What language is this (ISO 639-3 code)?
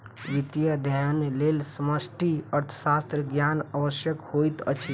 mai